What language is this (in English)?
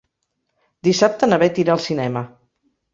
Catalan